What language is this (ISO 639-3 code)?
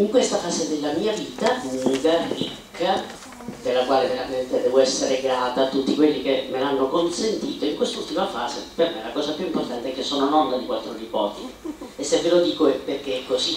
ita